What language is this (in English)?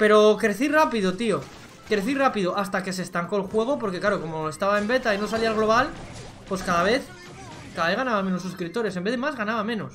Spanish